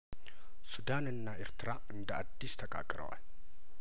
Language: Amharic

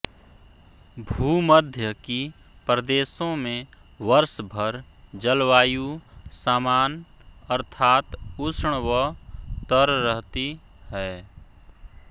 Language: Hindi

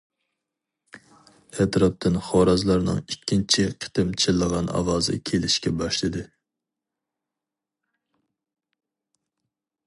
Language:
Uyghur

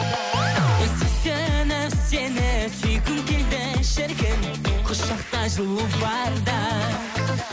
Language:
Kazakh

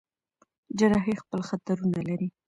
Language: Pashto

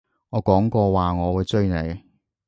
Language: Cantonese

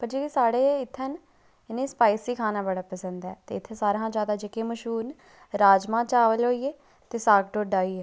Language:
Dogri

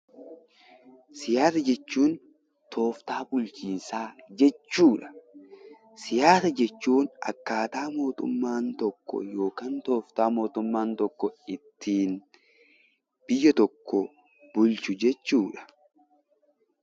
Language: Oromo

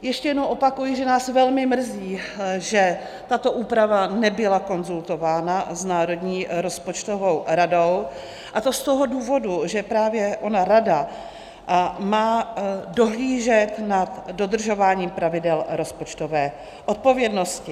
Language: Czech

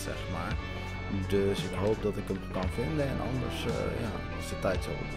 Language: Dutch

